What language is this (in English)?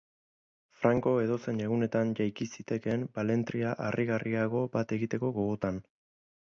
Basque